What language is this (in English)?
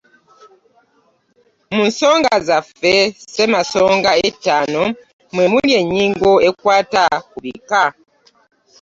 Ganda